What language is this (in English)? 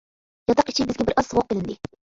Uyghur